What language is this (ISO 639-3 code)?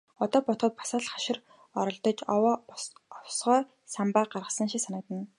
mon